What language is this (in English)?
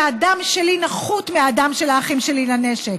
Hebrew